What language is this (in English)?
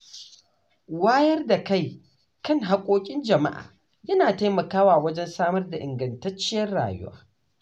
Hausa